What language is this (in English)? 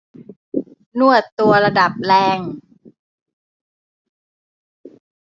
Thai